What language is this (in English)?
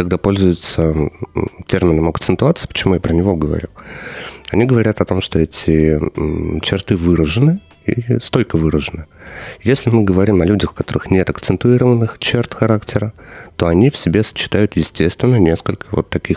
Russian